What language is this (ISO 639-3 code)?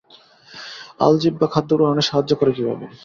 ben